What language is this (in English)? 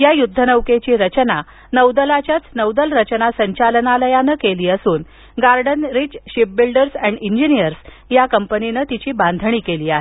Marathi